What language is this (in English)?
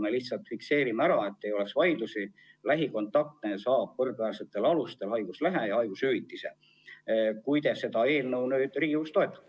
Estonian